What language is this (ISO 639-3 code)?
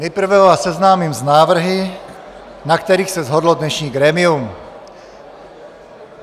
ces